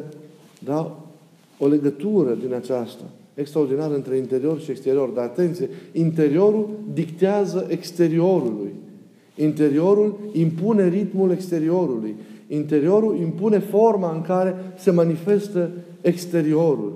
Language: Romanian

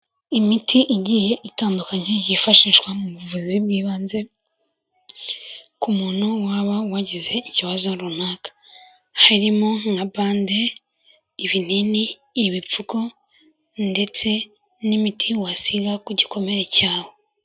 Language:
Kinyarwanda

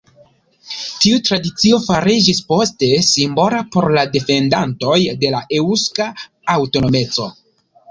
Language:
Esperanto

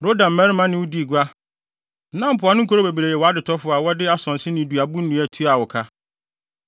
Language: Akan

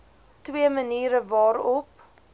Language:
Afrikaans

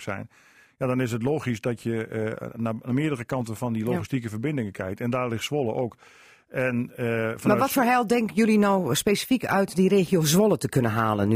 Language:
Dutch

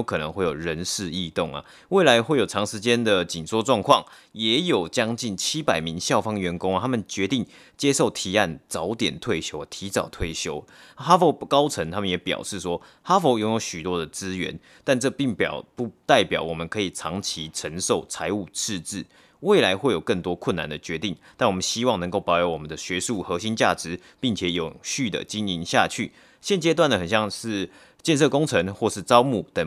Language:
Chinese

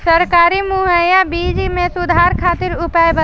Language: Bhojpuri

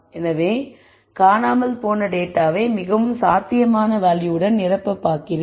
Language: Tamil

